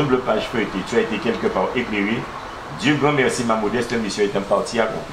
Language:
French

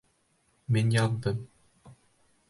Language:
Bashkir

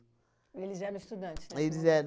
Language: Portuguese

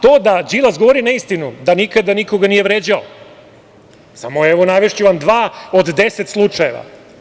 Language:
Serbian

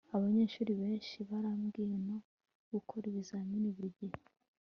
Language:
Kinyarwanda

